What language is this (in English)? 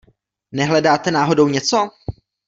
Czech